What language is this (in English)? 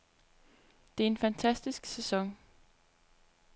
Danish